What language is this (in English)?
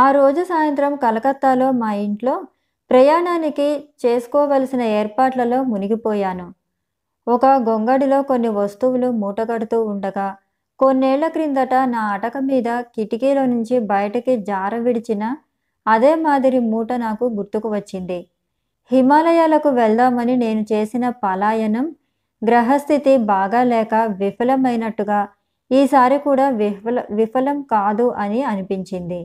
Telugu